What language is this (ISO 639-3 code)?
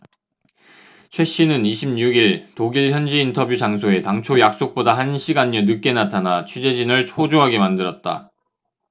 kor